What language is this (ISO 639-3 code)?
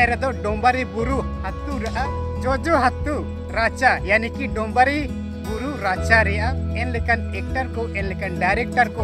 ind